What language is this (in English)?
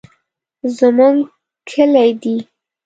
Pashto